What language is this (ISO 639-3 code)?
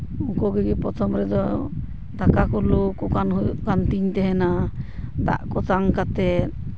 sat